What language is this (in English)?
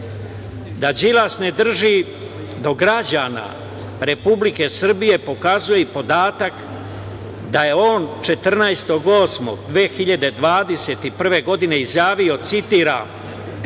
Serbian